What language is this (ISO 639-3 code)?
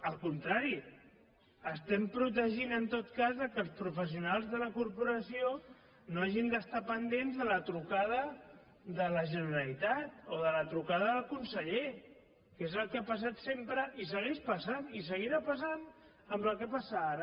cat